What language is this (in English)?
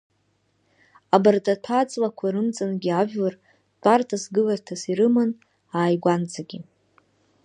Abkhazian